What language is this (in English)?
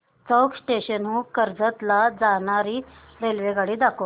Marathi